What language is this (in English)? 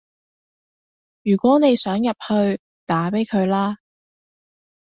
Cantonese